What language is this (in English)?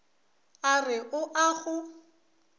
Northern Sotho